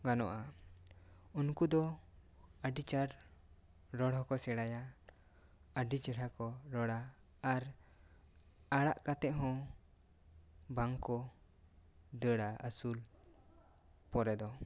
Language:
Santali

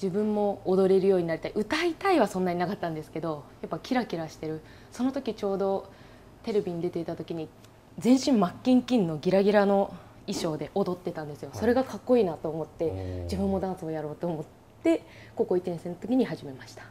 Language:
Japanese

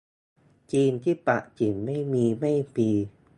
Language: Thai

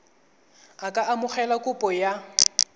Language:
Tswana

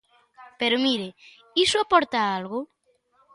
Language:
Galician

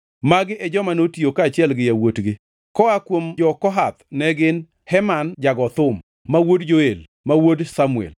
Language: Luo (Kenya and Tanzania)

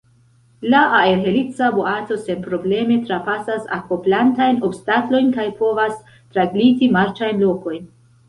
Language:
Esperanto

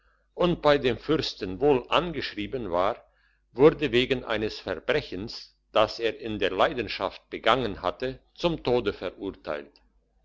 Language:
German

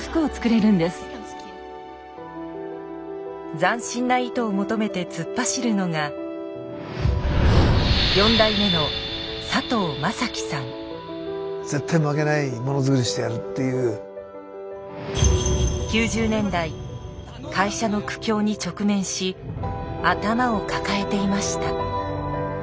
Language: Japanese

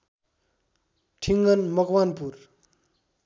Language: Nepali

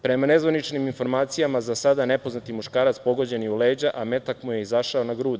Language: Serbian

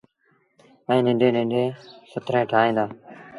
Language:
Sindhi Bhil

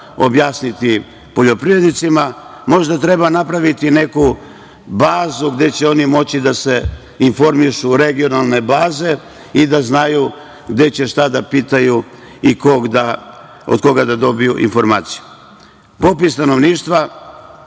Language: Serbian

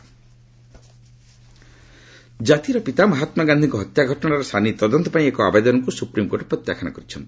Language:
Odia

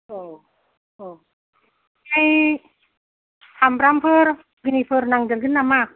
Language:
Bodo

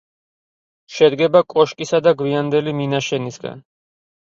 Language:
Georgian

